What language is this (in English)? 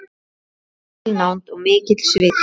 Icelandic